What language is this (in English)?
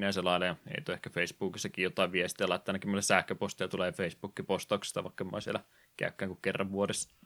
Finnish